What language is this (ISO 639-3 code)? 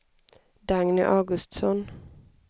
swe